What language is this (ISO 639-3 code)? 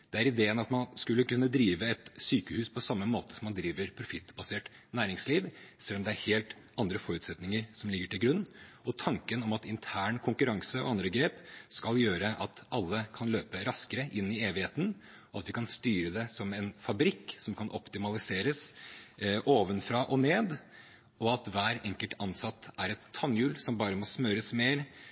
nob